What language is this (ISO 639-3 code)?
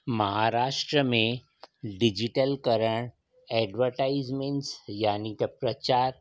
snd